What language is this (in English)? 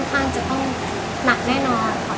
Thai